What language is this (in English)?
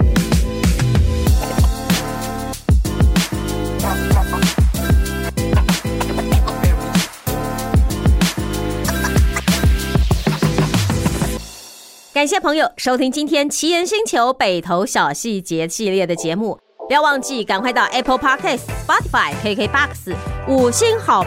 Chinese